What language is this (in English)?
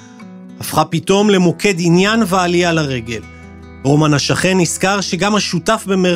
Hebrew